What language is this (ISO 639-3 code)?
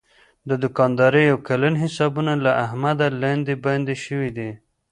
pus